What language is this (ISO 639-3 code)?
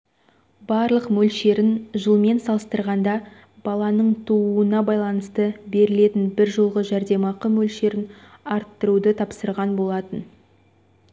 kaz